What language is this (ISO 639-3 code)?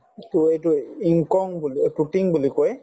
asm